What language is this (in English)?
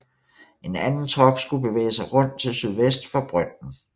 Danish